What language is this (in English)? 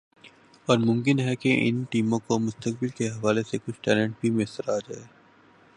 Urdu